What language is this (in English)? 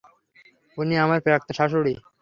Bangla